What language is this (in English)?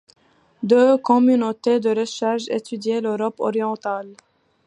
French